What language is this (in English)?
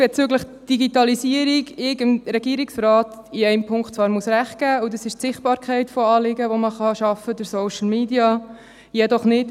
Swiss German